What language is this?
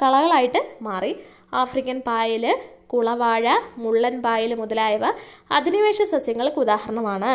Malayalam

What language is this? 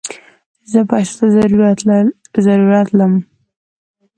Pashto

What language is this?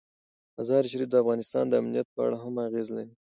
Pashto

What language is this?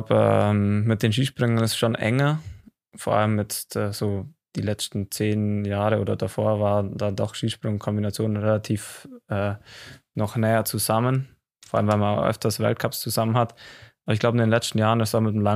German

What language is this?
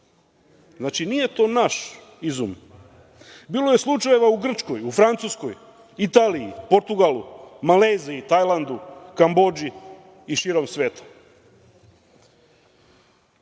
Serbian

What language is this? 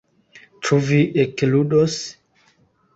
Esperanto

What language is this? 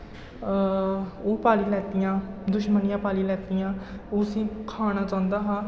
Dogri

